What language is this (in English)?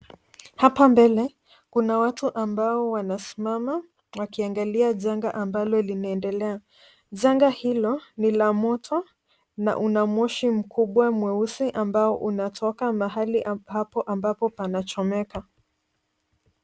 Swahili